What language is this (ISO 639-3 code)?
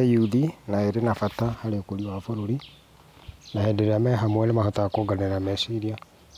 kik